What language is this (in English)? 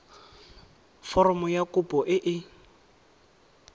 Tswana